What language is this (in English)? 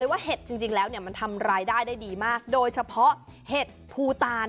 Thai